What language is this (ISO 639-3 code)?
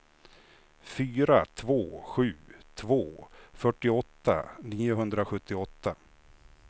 swe